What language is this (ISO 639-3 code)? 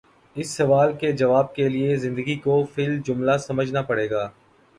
urd